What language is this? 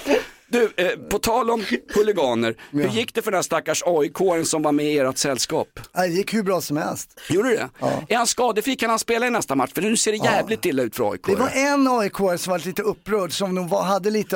Swedish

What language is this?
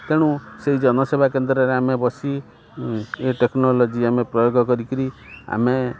Odia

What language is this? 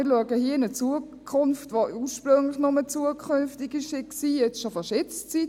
Swiss German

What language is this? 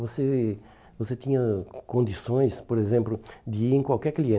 Portuguese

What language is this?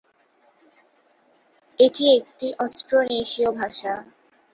Bangla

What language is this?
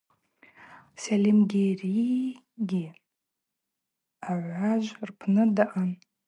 Abaza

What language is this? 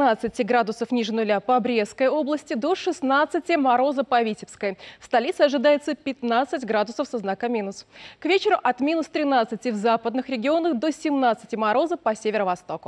Russian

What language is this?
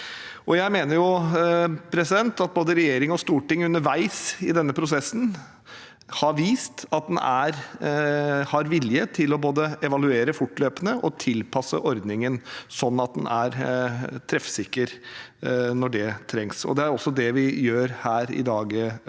Norwegian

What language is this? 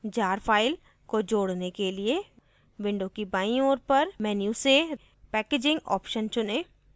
Hindi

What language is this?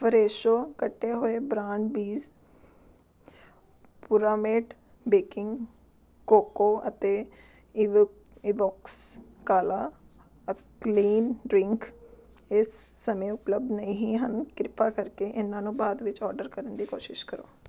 Punjabi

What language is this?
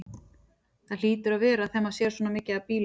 Icelandic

